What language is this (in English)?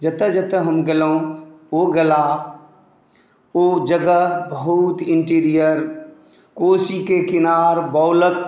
Maithili